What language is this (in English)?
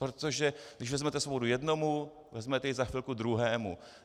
Czech